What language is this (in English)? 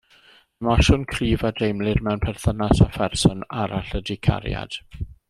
Welsh